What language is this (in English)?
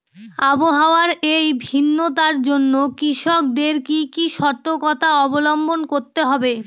Bangla